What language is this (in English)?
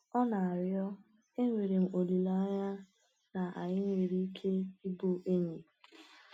Igbo